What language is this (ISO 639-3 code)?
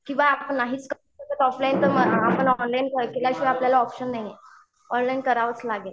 mar